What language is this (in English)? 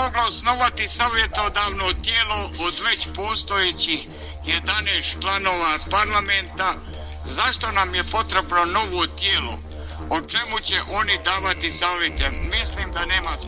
Croatian